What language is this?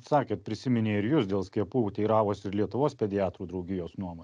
Lithuanian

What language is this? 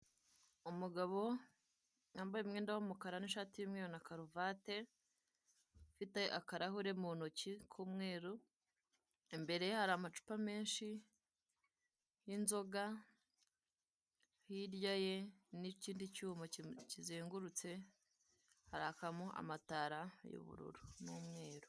Kinyarwanda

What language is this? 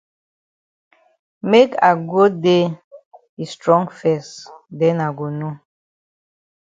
Cameroon Pidgin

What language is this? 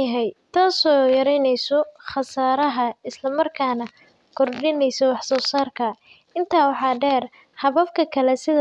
Somali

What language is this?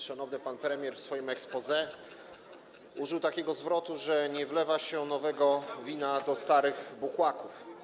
Polish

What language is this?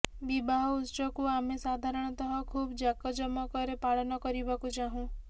Odia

